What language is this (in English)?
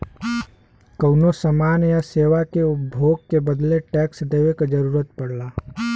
Bhojpuri